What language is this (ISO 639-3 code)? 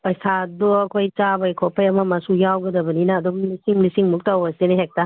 mni